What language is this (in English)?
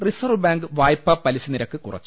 Malayalam